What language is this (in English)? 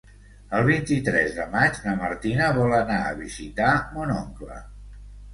Catalan